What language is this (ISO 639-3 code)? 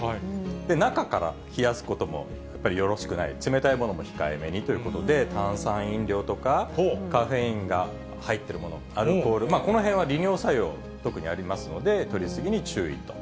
jpn